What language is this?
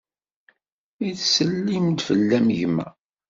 Kabyle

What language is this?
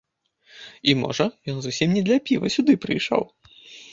Belarusian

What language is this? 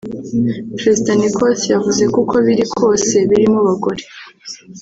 Kinyarwanda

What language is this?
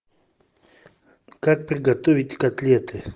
Russian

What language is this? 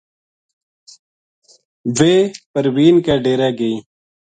Gujari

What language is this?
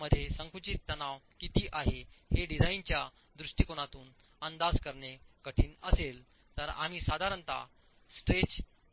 Marathi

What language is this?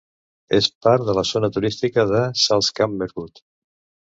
Catalan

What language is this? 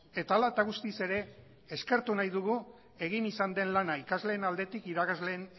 Basque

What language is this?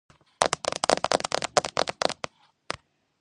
Georgian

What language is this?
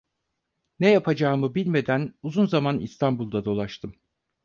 Turkish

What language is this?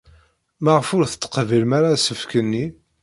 Kabyle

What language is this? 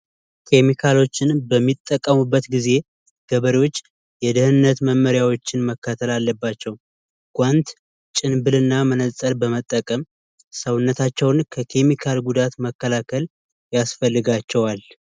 Amharic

